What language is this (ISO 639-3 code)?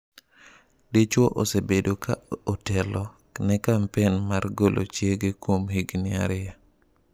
luo